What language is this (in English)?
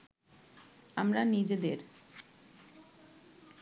Bangla